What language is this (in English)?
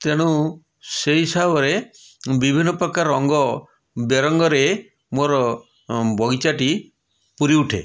Odia